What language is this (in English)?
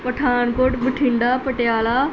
Punjabi